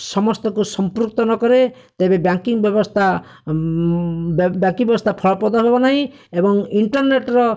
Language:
Odia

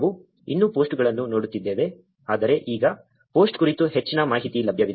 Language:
Kannada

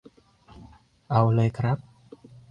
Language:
Thai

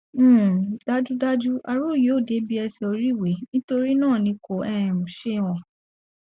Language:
Yoruba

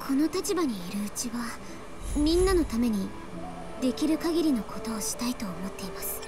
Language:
Japanese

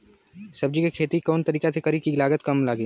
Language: Bhojpuri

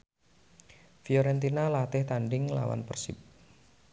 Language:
Javanese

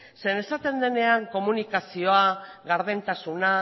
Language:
Basque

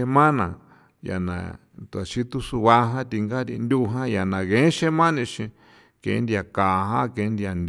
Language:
San Felipe Otlaltepec Popoloca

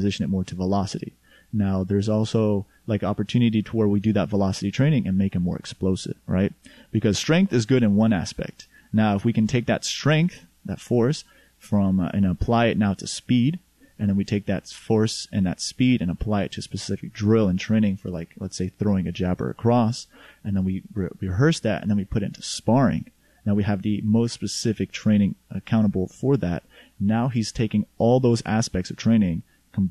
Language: English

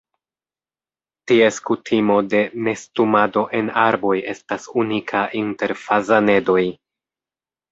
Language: Esperanto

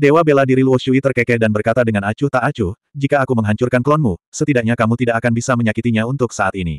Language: Indonesian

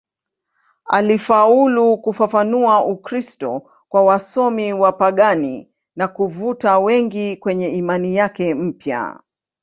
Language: Swahili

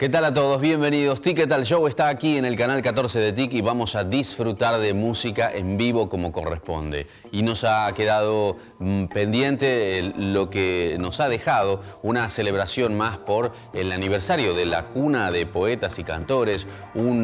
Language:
Spanish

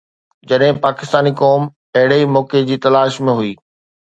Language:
Sindhi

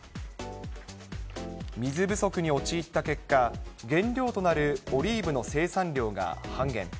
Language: Japanese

